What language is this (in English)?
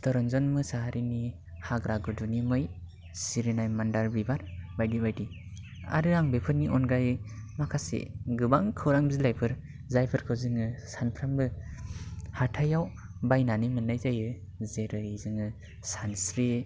Bodo